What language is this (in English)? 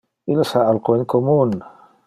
Interlingua